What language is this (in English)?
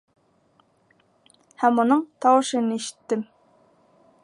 Bashkir